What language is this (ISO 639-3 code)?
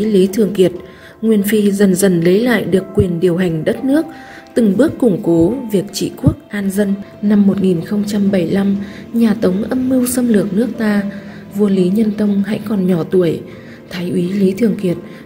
vie